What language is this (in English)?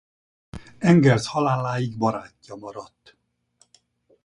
Hungarian